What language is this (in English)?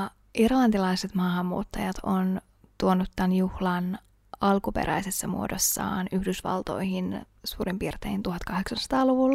Finnish